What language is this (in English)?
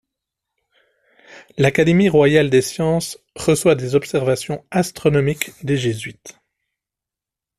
French